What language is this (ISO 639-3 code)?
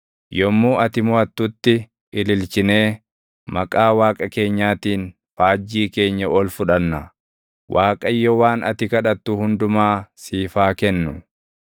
orm